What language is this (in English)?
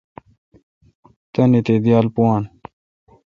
Kalkoti